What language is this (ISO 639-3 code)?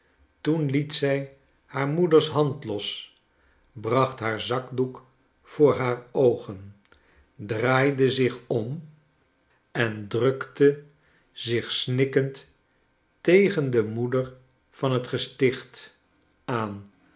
nld